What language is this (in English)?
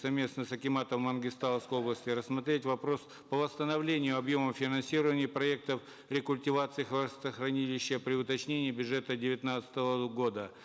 Kazakh